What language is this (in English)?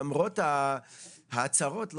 Hebrew